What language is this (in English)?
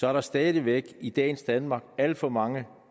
Danish